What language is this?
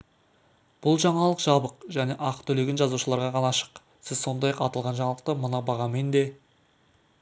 Kazakh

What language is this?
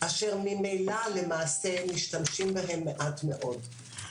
Hebrew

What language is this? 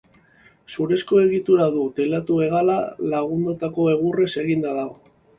Basque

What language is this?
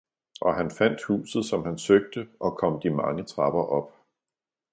Danish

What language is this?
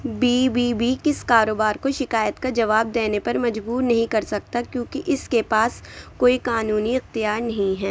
Urdu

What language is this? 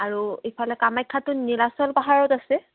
Assamese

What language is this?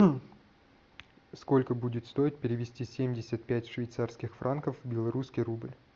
Russian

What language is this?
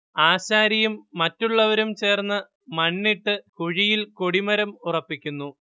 Malayalam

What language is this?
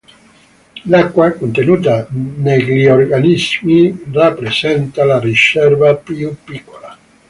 Italian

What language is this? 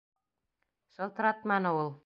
Bashkir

